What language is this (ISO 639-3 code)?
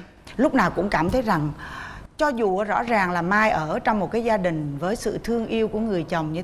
vie